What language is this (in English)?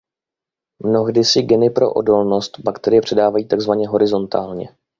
Czech